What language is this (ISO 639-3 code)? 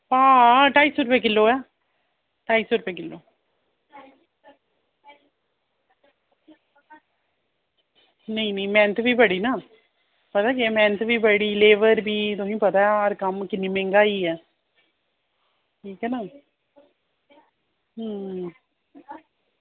doi